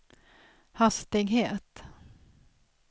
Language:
Swedish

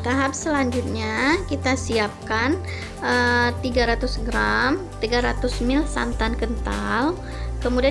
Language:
Indonesian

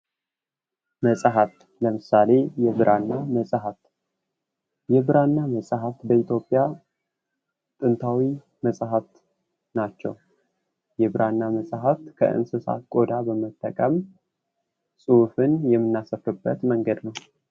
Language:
Amharic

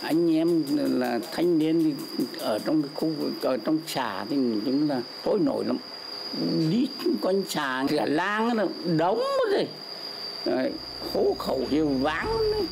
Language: Vietnamese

